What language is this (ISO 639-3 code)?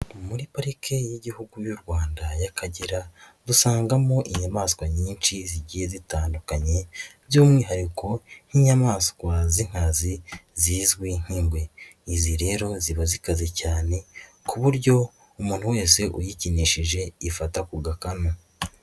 kin